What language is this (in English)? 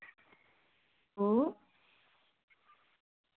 Dogri